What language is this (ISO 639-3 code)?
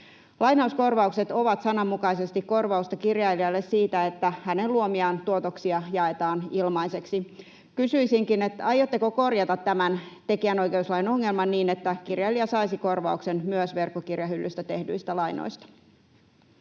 fin